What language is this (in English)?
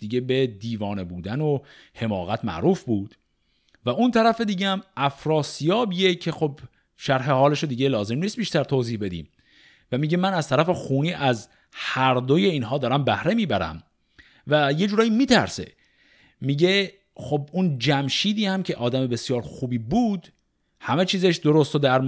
Persian